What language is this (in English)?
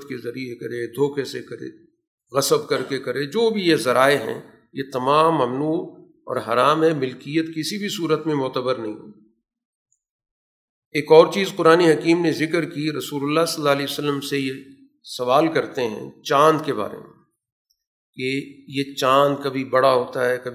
Urdu